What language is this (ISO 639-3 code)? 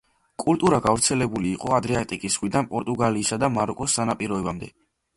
kat